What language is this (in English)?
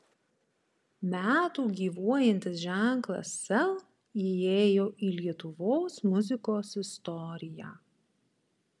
Lithuanian